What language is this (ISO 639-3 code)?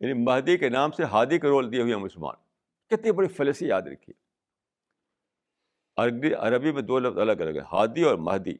urd